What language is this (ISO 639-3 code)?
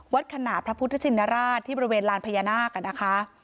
tha